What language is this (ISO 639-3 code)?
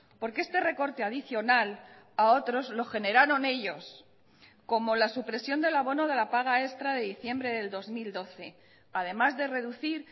spa